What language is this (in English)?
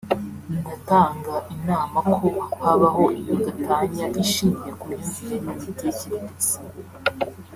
Kinyarwanda